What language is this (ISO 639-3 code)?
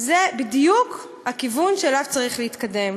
heb